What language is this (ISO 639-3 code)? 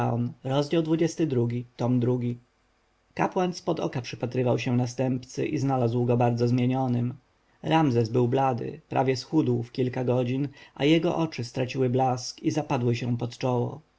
pol